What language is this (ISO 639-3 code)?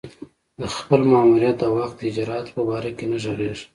pus